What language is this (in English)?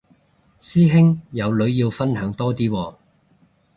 Cantonese